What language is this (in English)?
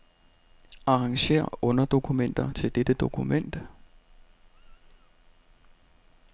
Danish